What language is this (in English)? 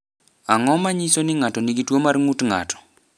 Luo (Kenya and Tanzania)